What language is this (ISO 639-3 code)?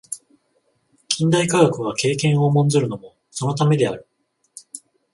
jpn